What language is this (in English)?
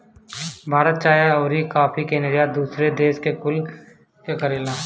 Bhojpuri